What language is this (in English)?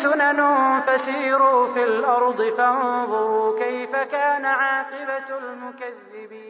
Urdu